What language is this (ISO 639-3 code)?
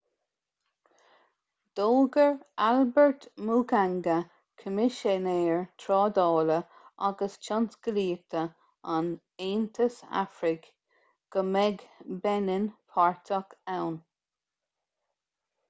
gle